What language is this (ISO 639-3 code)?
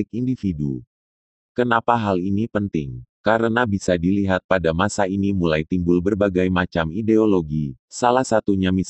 ind